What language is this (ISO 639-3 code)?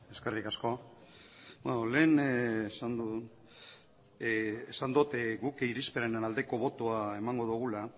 eus